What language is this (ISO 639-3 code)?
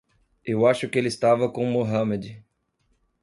por